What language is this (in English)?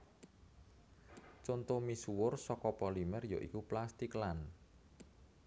Javanese